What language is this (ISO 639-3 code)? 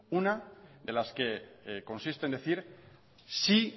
spa